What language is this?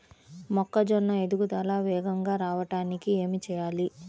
Telugu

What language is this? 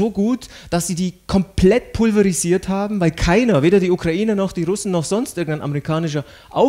German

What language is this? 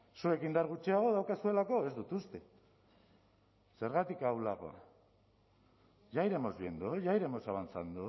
Basque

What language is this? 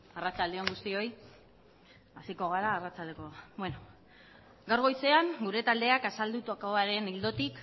Basque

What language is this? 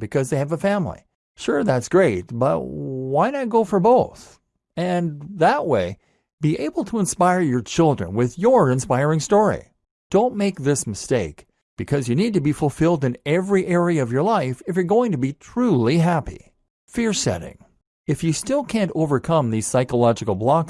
English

